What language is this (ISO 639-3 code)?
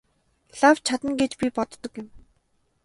mon